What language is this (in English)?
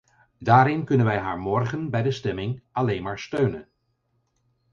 Dutch